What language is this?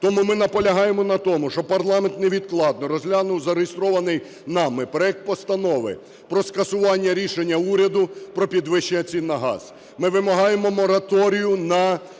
Ukrainian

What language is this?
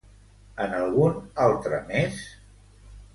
Catalan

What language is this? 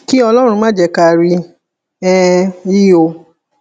Yoruba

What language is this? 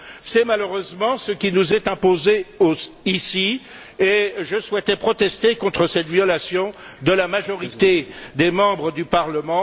French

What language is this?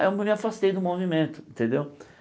Portuguese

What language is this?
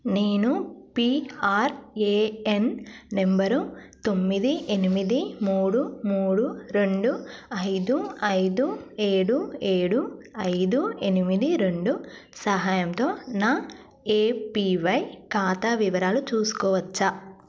Telugu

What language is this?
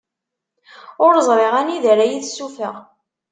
Kabyle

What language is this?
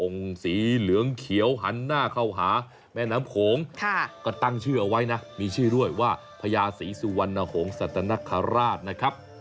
Thai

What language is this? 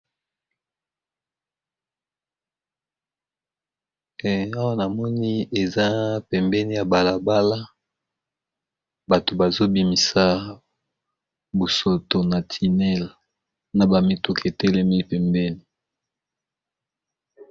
Lingala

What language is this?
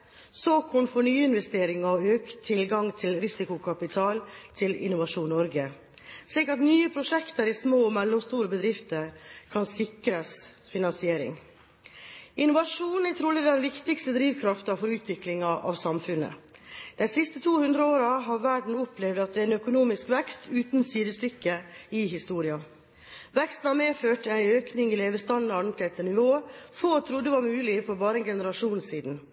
Norwegian Bokmål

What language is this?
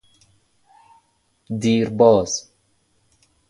Persian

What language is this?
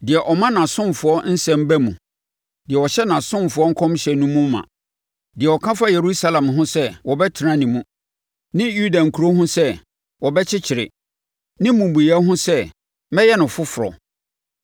Akan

